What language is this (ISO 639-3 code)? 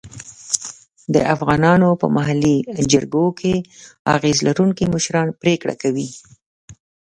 pus